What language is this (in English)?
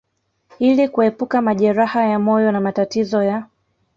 Swahili